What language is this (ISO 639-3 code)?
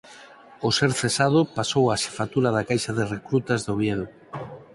glg